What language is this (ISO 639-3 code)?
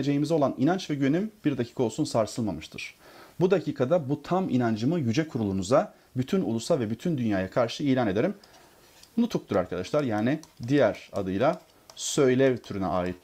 tur